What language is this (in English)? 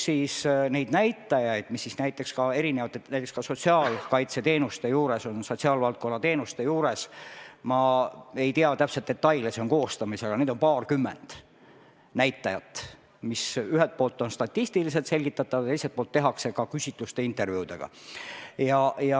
Estonian